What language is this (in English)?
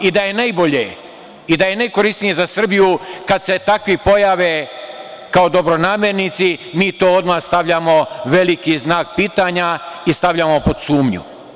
Serbian